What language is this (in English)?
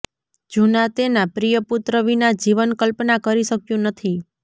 Gujarati